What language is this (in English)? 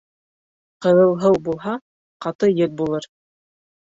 Bashkir